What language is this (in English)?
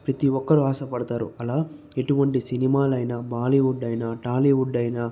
Telugu